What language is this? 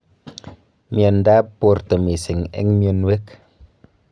Kalenjin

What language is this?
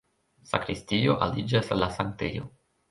Esperanto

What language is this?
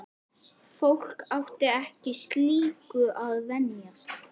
Icelandic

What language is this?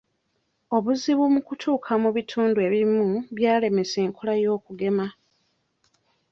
Ganda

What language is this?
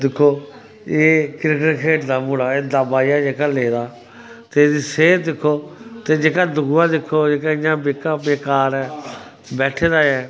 Dogri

